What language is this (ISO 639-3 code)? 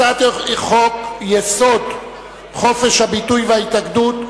heb